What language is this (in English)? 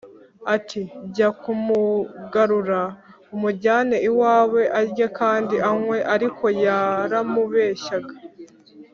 Kinyarwanda